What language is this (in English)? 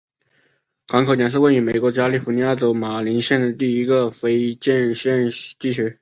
Chinese